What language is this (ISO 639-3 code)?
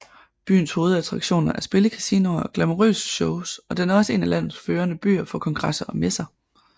dan